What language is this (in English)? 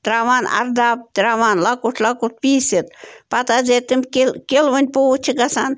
Kashmiri